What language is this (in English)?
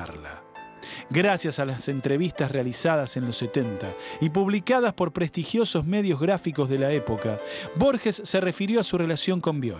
Spanish